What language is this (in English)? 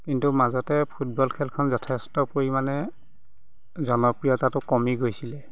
Assamese